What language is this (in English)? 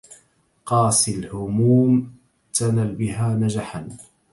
Arabic